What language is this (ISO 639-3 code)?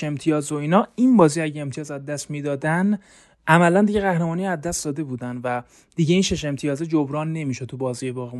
fas